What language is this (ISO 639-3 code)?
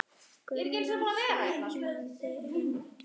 isl